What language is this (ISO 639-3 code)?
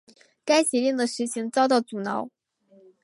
zho